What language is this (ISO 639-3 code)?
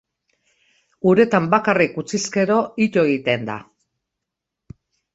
eus